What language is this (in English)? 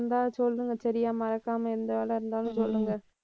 Tamil